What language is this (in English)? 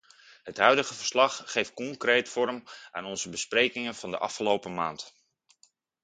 Dutch